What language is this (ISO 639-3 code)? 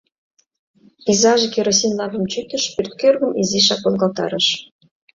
chm